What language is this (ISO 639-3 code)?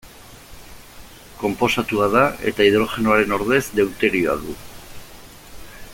eus